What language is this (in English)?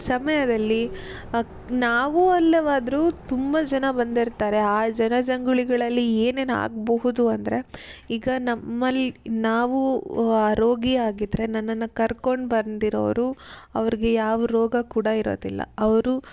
Kannada